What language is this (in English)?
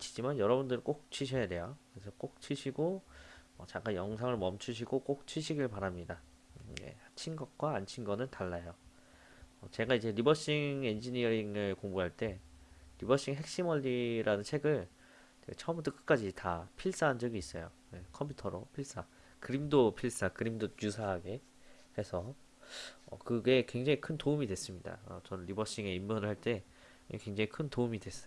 Korean